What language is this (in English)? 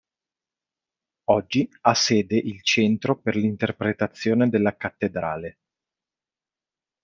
Italian